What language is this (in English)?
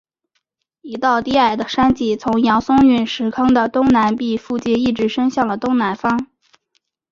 Chinese